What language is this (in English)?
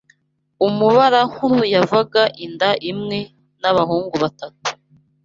Kinyarwanda